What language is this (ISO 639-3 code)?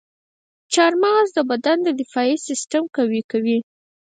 pus